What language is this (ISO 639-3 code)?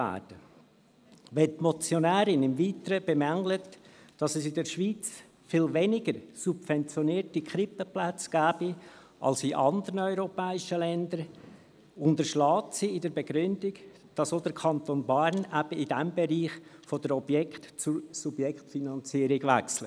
gsw